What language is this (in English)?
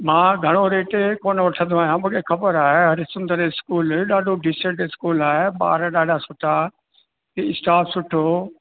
Sindhi